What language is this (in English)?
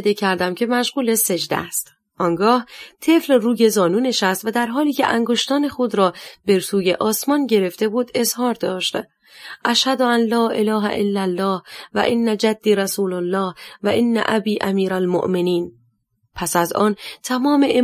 Persian